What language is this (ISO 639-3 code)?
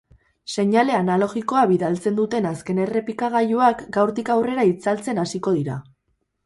eus